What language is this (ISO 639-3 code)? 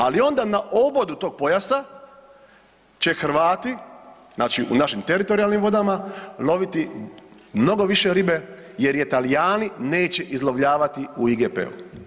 hrv